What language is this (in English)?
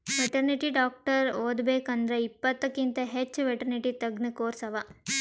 Kannada